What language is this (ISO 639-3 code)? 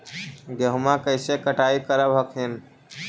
mag